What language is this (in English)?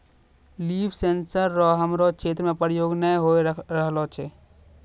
Maithili